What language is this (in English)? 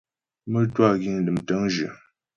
Ghomala